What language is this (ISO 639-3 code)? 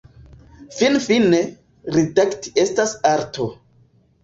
epo